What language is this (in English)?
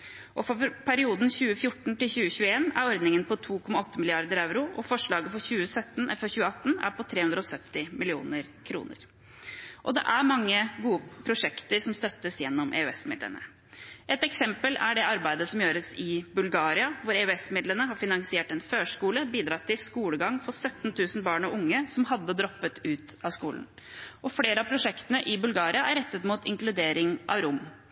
Norwegian Bokmål